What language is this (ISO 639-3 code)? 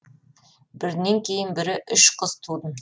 kaz